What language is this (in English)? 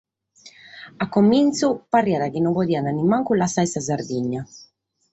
Sardinian